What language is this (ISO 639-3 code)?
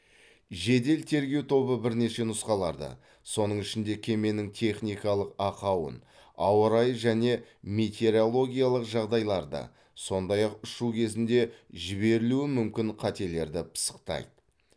kaz